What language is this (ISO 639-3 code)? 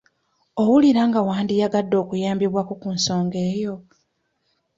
lug